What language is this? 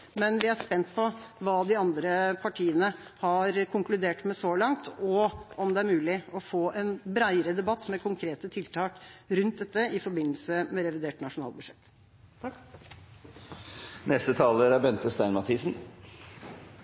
Norwegian Bokmål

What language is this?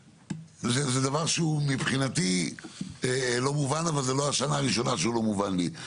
Hebrew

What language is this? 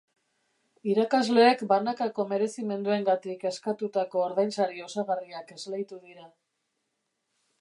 Basque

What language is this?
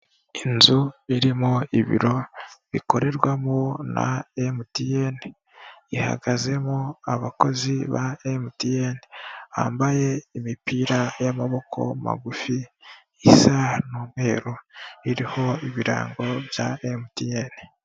Kinyarwanda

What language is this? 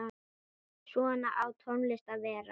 Icelandic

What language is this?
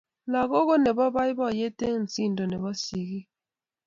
Kalenjin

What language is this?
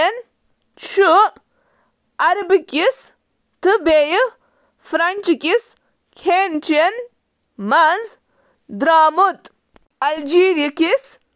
Kashmiri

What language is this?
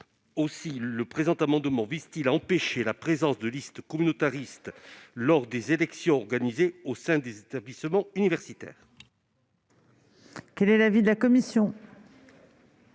French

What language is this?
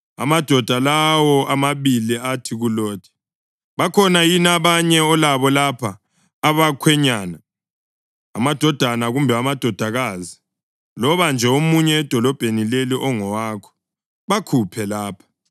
North Ndebele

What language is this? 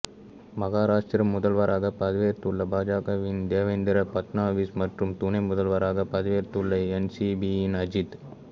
Tamil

